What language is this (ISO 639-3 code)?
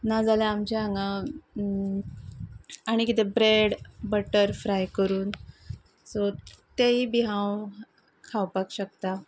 kok